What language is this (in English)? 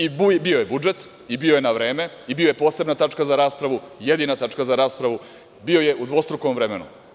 Serbian